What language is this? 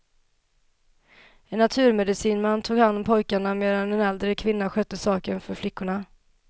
Swedish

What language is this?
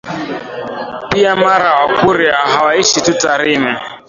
Swahili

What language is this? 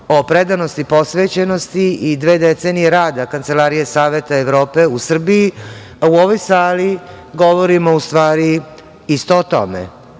Serbian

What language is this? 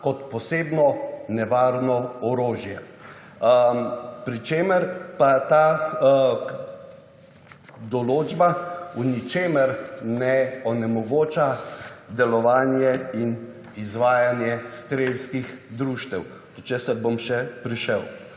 Slovenian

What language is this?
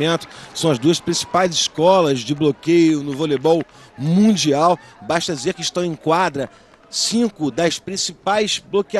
Portuguese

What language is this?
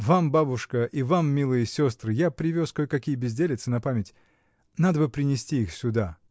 Russian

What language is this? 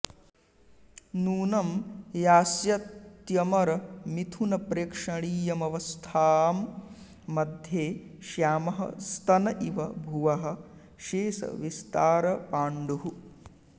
Sanskrit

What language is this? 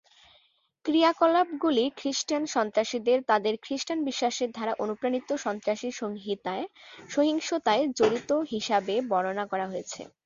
Bangla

